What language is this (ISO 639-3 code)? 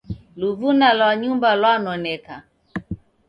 dav